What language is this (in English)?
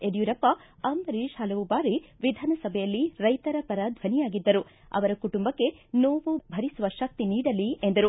Kannada